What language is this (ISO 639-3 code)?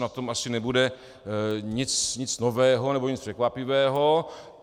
ces